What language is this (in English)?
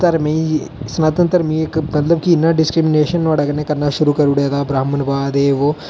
Dogri